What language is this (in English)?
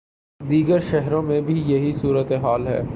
Urdu